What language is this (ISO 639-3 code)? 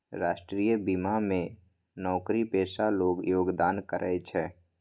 mai